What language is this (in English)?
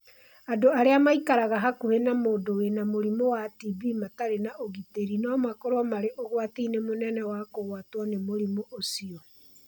Kikuyu